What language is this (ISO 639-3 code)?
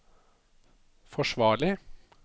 nor